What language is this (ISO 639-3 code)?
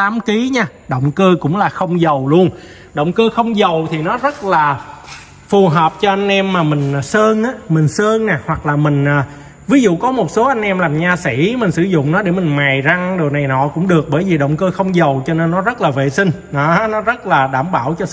vie